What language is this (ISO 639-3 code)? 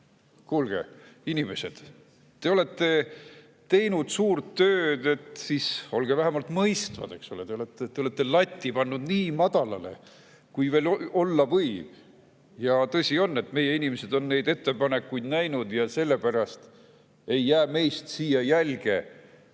est